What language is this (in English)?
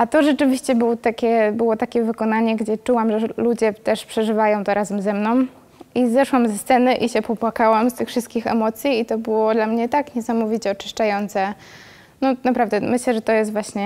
Polish